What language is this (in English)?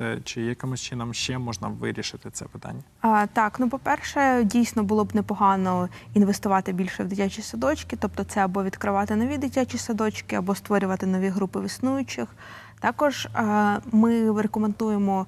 Ukrainian